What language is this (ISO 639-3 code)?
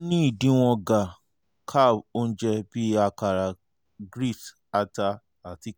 yor